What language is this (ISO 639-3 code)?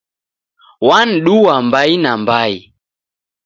dav